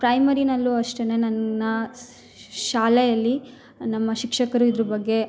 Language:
Kannada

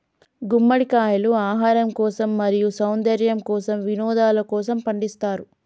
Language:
Telugu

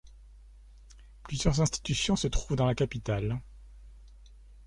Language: French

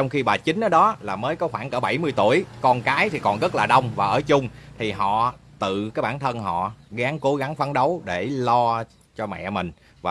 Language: Vietnamese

